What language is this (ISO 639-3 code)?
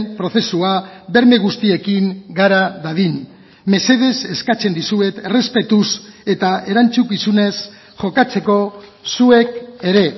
eus